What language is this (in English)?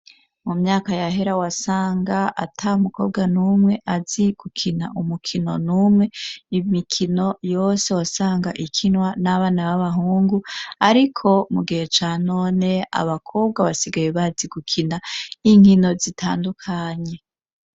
Rundi